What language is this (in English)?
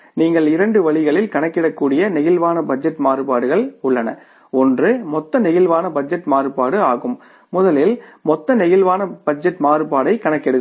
Tamil